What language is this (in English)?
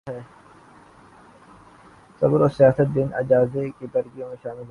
Urdu